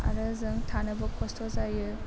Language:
Bodo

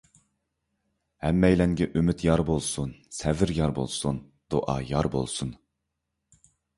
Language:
Uyghur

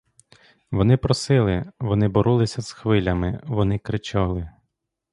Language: Ukrainian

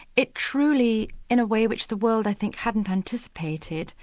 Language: English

